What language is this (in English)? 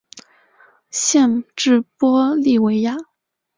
Chinese